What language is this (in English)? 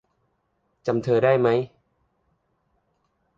Thai